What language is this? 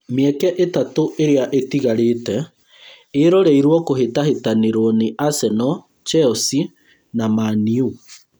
Kikuyu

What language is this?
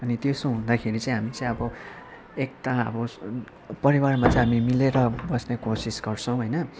Nepali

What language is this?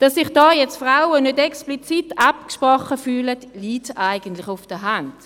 Swiss German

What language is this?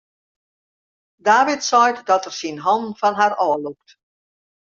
Western Frisian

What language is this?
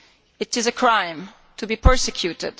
English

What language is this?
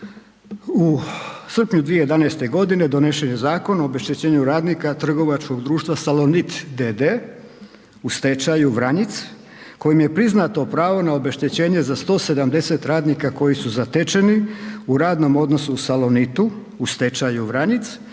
Croatian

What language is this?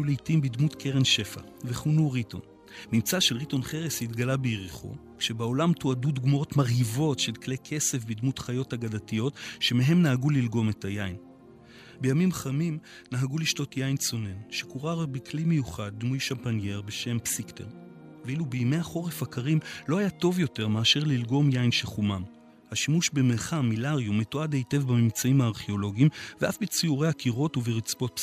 Hebrew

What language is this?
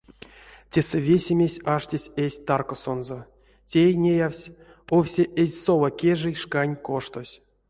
Erzya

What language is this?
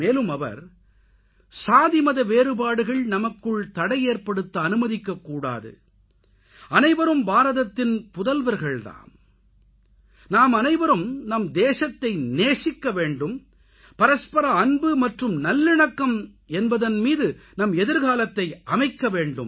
Tamil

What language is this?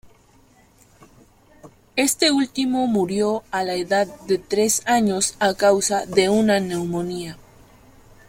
Spanish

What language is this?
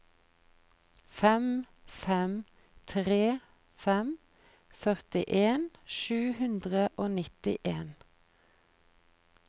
Norwegian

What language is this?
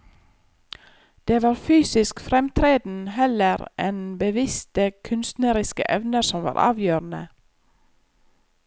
Norwegian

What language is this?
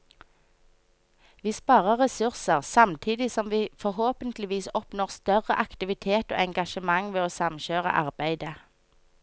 Norwegian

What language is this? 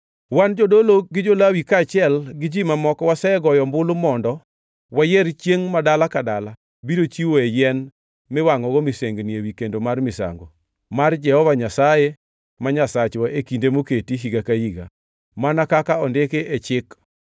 Luo (Kenya and Tanzania)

